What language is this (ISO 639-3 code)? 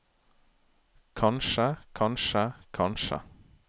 nor